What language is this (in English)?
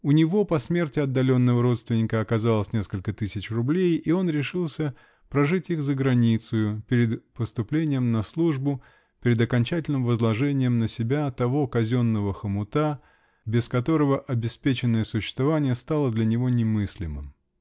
Russian